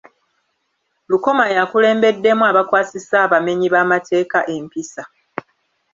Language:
Ganda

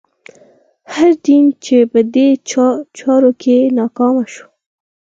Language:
Pashto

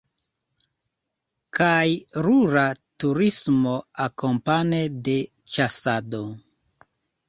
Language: Esperanto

